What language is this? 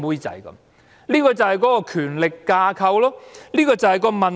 Cantonese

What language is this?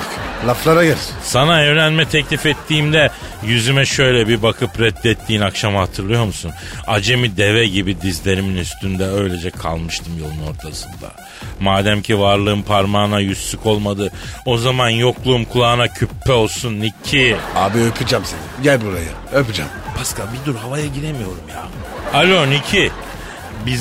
Turkish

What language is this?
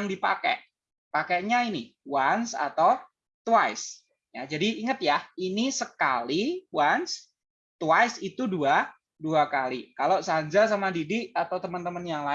Indonesian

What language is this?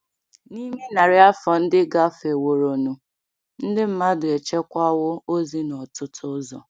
Igbo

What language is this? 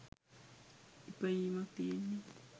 Sinhala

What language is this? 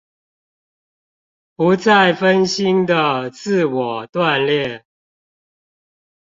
Chinese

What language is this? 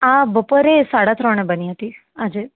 Gujarati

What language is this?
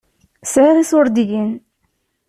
Kabyle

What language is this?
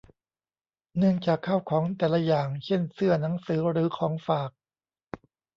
Thai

